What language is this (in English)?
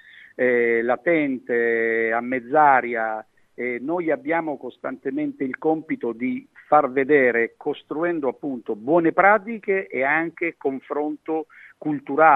Italian